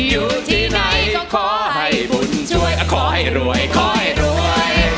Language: Thai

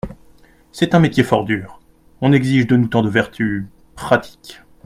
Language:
French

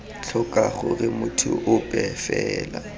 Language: Tswana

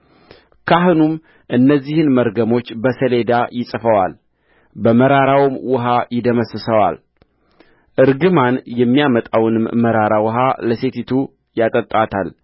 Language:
Amharic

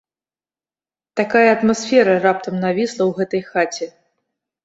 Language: Belarusian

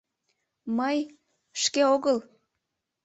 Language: Mari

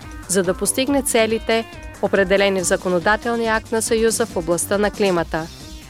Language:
Bulgarian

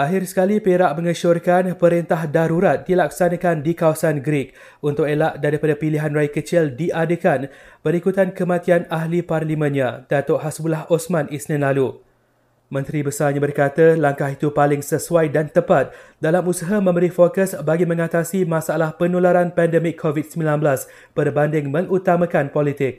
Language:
Malay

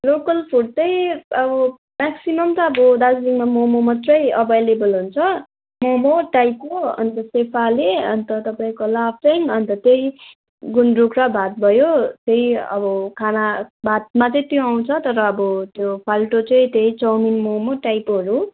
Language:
Nepali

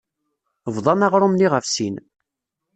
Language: Kabyle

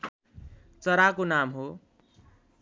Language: Nepali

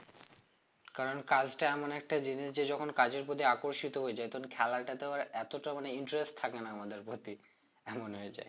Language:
Bangla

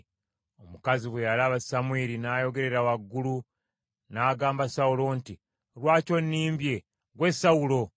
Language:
Ganda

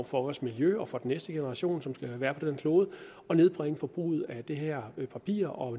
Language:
Danish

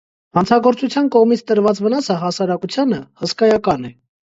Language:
Armenian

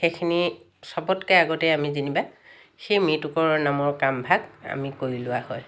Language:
Assamese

